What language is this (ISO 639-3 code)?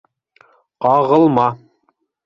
bak